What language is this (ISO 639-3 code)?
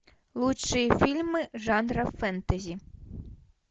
rus